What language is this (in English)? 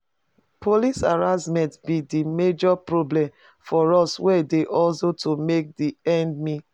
Nigerian Pidgin